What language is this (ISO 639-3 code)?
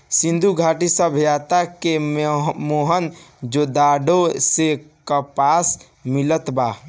bho